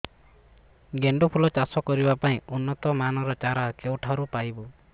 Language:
Odia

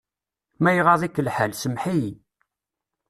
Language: Kabyle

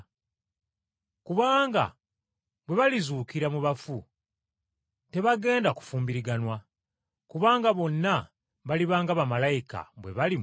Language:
Ganda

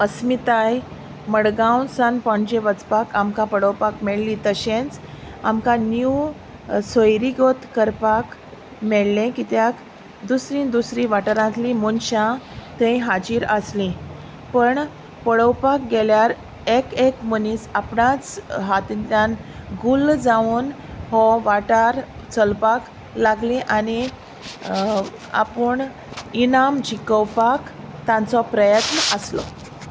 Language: Konkani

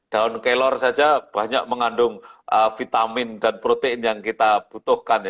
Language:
Indonesian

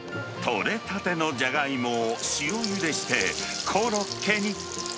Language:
Japanese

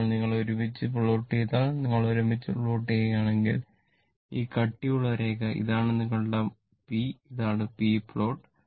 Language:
Malayalam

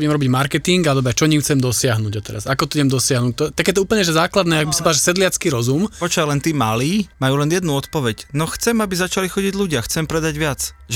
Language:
Slovak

